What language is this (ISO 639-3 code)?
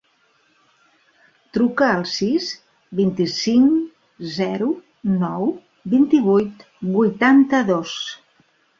cat